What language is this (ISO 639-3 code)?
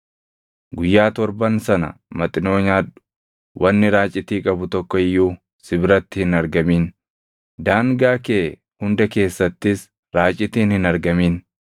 orm